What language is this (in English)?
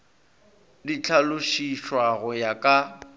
Northern Sotho